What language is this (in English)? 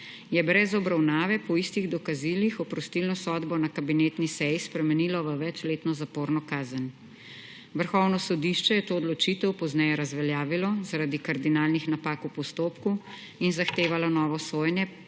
Slovenian